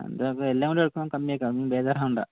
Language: Malayalam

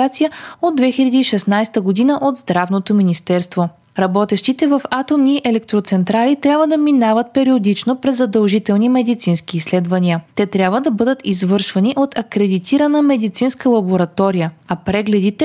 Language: Bulgarian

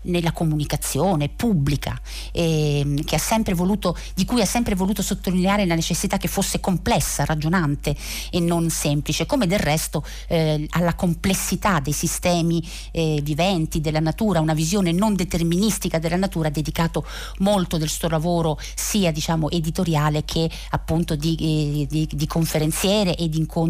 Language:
Italian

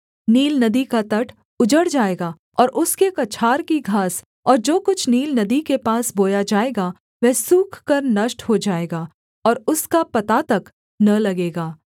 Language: Hindi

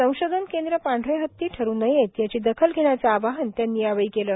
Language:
Marathi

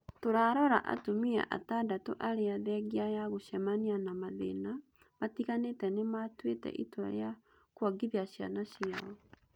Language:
Kikuyu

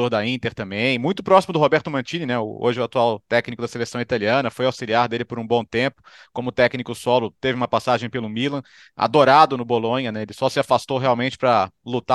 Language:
Portuguese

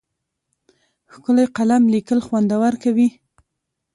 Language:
Pashto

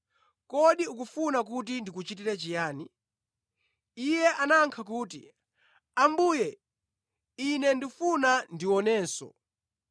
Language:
Nyanja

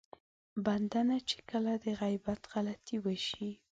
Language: Pashto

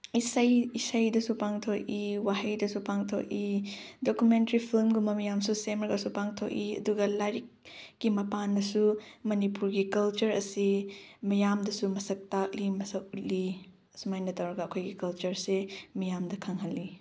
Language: Manipuri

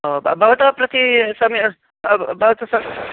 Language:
Sanskrit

